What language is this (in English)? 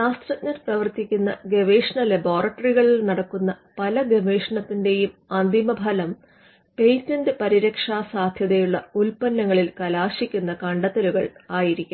Malayalam